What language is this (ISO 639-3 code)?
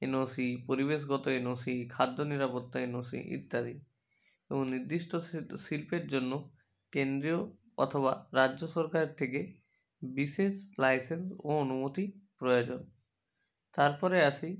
ben